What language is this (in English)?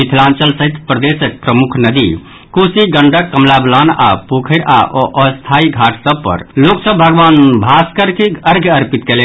Maithili